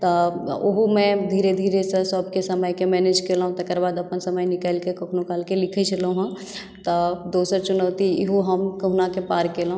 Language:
Maithili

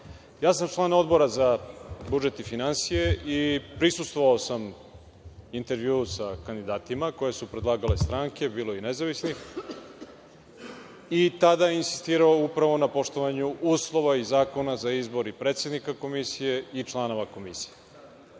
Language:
Serbian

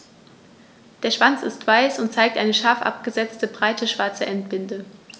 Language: German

